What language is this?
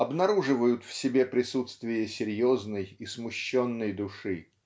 Russian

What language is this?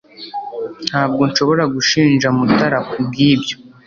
Kinyarwanda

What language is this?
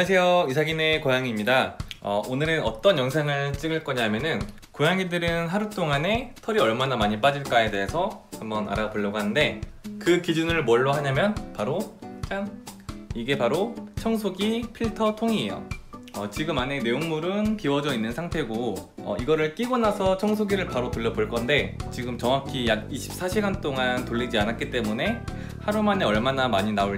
Korean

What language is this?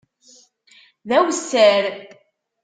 Kabyle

